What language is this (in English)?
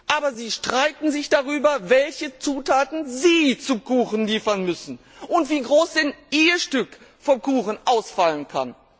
German